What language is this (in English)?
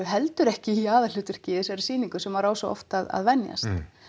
Icelandic